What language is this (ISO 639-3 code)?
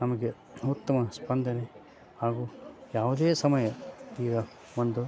kan